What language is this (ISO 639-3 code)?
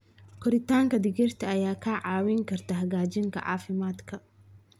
som